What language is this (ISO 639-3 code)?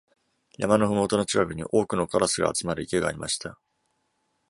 jpn